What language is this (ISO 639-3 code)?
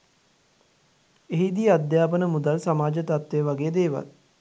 sin